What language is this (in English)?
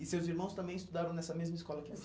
Portuguese